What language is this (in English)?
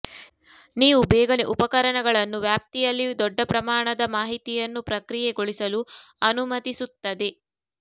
Kannada